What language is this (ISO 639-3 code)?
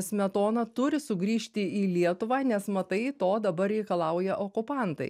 lit